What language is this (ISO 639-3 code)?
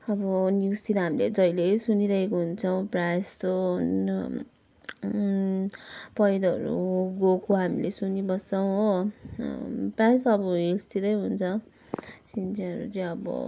nep